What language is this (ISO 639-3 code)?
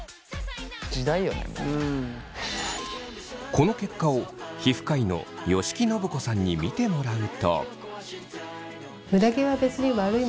jpn